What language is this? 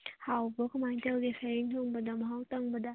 Manipuri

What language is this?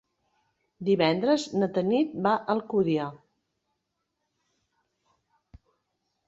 Catalan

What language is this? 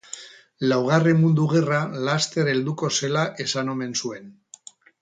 Basque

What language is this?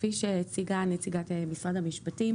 Hebrew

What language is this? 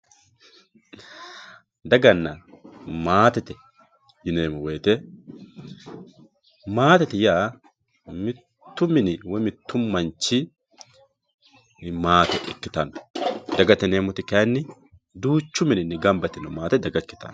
Sidamo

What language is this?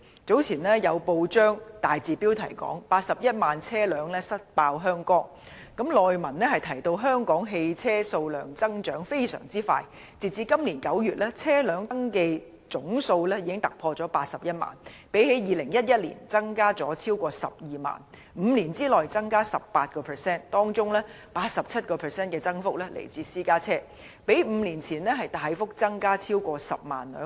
Cantonese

